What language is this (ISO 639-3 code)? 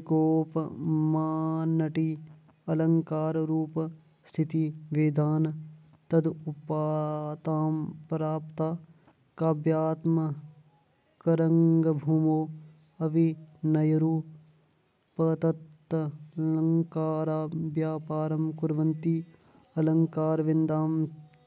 san